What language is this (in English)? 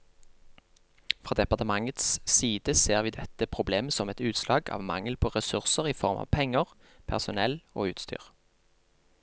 Norwegian